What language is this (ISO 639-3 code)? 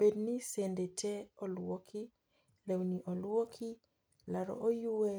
luo